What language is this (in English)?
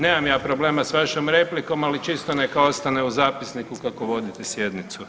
Croatian